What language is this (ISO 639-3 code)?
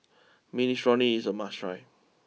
eng